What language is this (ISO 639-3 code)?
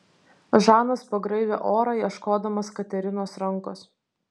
lit